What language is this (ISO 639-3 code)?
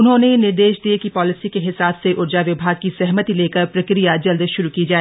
hin